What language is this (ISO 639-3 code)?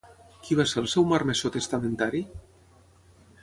cat